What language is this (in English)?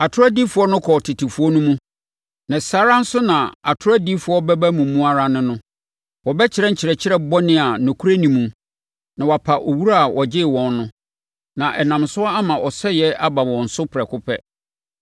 Akan